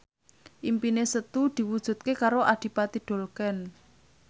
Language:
Javanese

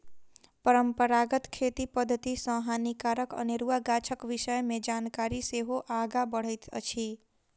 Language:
Maithili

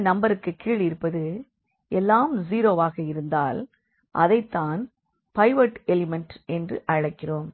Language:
Tamil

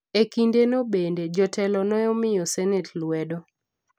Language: Luo (Kenya and Tanzania)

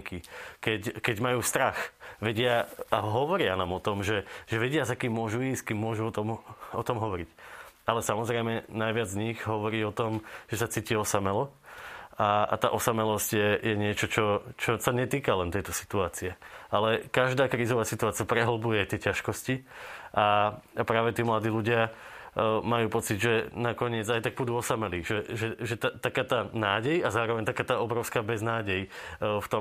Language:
Slovak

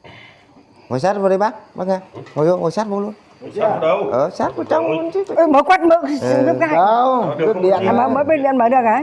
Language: Vietnamese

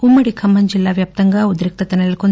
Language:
Telugu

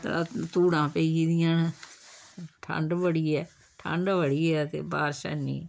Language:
Dogri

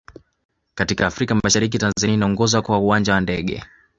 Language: Swahili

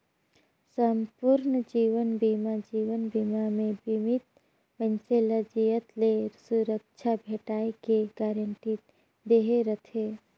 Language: Chhattisgarhi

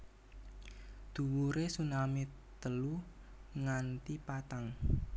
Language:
Javanese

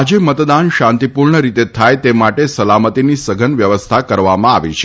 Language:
Gujarati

